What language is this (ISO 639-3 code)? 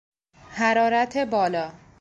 fas